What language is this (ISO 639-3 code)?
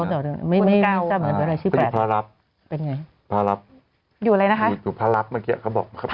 tha